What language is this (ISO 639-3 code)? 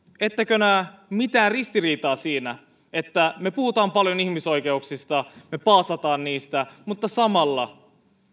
fin